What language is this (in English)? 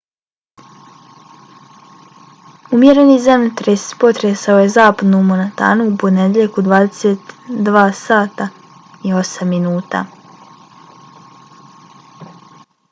Bosnian